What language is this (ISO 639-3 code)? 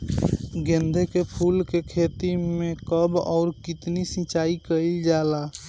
bho